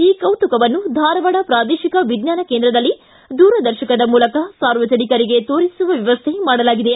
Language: Kannada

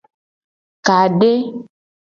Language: Gen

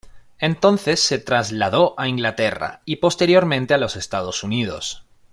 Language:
Spanish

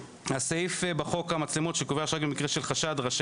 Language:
Hebrew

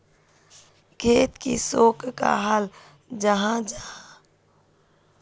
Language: Magahi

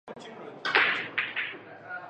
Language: Chinese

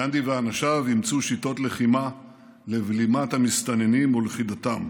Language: Hebrew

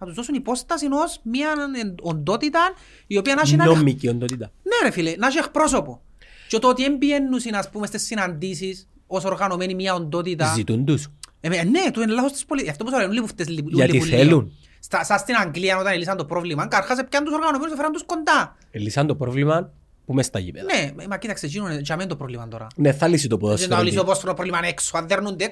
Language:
Greek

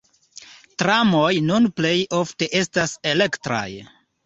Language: Esperanto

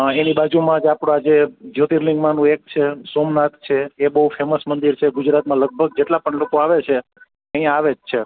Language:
Gujarati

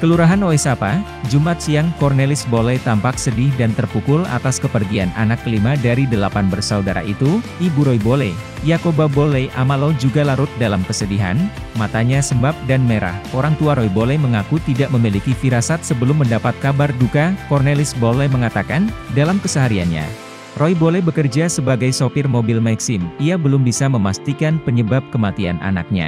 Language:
Indonesian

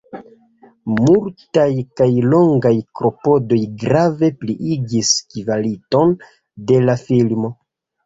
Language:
Esperanto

